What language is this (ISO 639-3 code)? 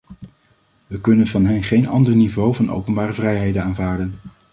nld